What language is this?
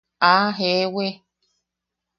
Yaqui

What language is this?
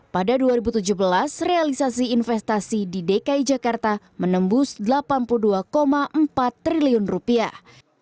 Indonesian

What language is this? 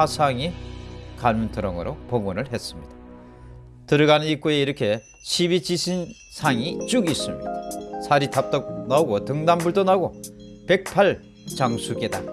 Korean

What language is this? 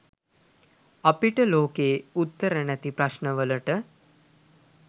Sinhala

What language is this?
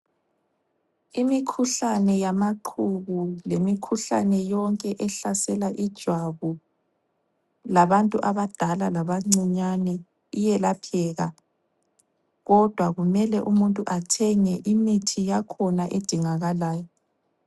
North Ndebele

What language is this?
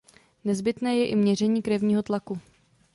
Czech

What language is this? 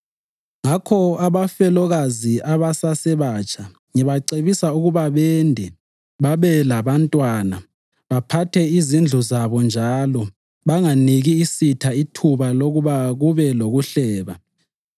North Ndebele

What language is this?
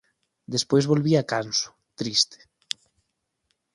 Galician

